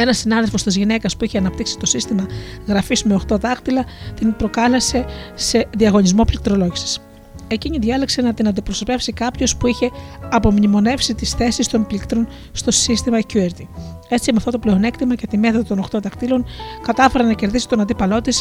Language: Greek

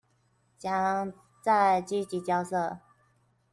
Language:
Chinese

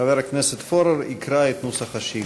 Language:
Hebrew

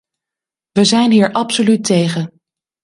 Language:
Dutch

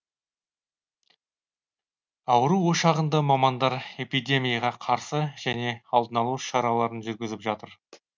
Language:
Kazakh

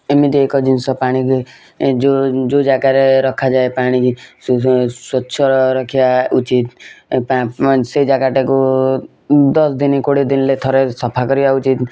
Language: Odia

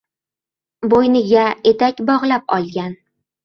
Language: Uzbek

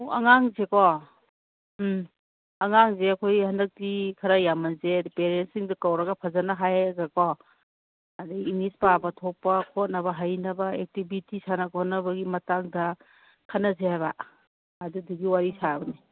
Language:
Manipuri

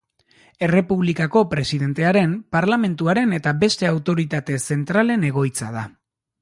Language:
Basque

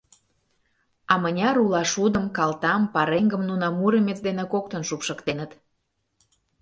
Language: Mari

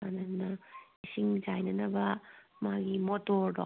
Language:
Manipuri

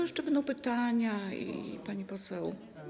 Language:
Polish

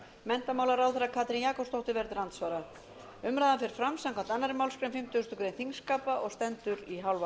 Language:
Icelandic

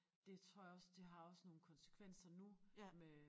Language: Danish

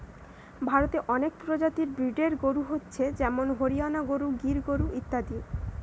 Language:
Bangla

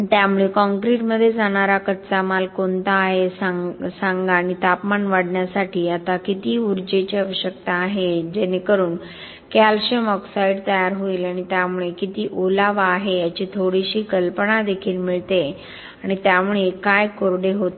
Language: Marathi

